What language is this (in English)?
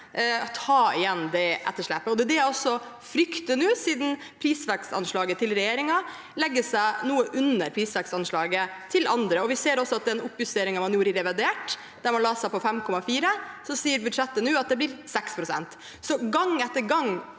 Norwegian